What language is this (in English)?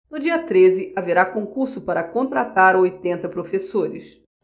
Portuguese